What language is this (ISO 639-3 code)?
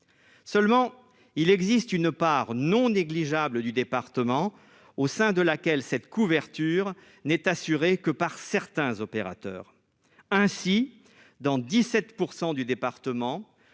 fra